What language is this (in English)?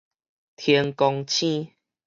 Min Nan Chinese